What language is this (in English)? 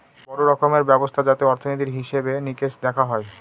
Bangla